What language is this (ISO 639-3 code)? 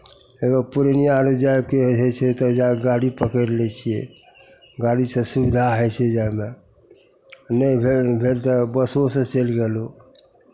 mai